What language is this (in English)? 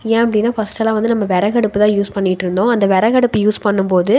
Tamil